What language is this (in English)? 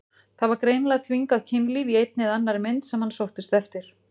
Icelandic